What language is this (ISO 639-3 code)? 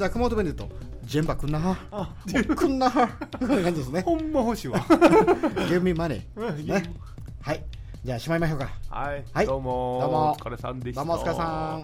jpn